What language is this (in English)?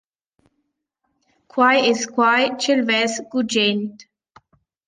Romansh